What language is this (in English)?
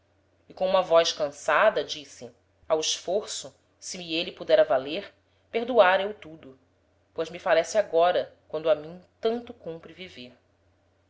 Portuguese